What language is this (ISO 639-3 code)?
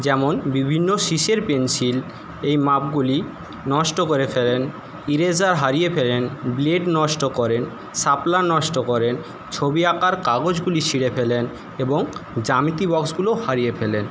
ben